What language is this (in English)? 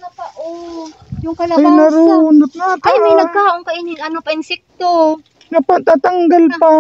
Filipino